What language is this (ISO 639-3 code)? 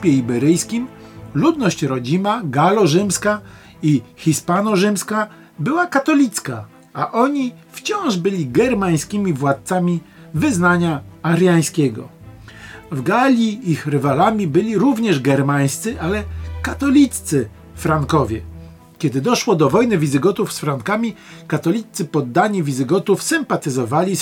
pol